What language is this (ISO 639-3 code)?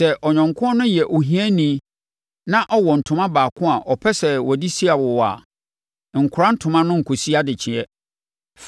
aka